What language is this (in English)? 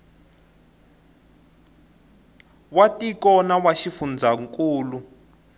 Tsonga